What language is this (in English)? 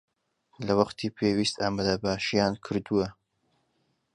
Central Kurdish